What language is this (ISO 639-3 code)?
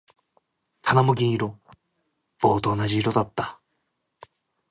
jpn